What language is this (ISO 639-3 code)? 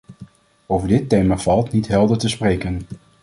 nld